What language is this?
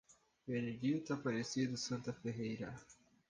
Portuguese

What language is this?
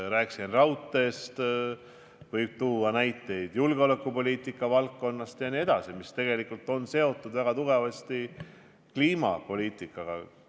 Estonian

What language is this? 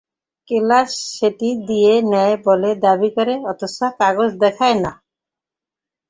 Bangla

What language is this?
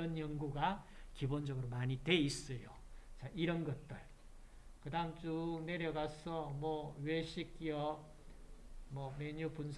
Korean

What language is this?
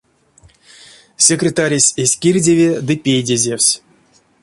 Erzya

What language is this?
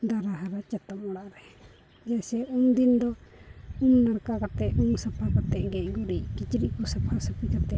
Santali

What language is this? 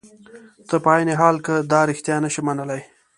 Pashto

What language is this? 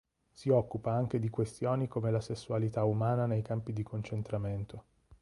Italian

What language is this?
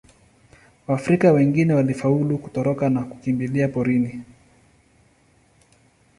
Swahili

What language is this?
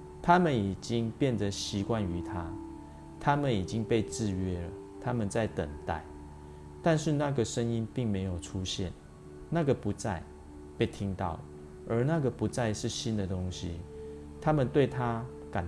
Chinese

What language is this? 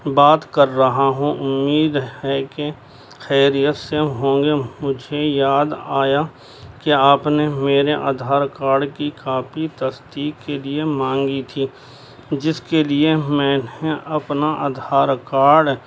Urdu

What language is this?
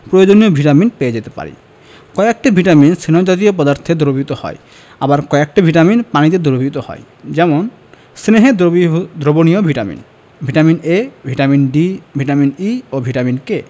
Bangla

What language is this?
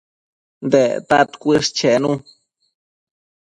Matsés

